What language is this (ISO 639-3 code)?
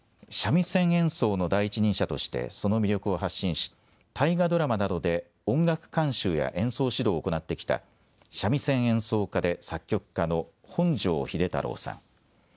jpn